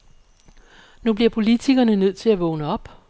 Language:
Danish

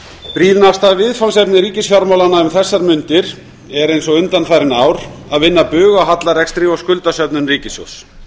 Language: Icelandic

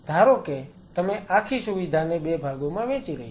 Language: Gujarati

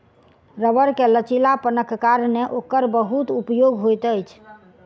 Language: Maithili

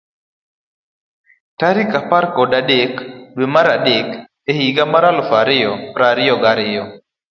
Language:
Luo (Kenya and Tanzania)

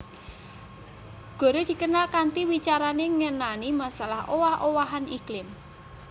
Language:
Javanese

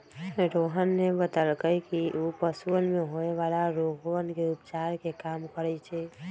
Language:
Magahi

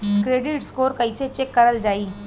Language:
Bhojpuri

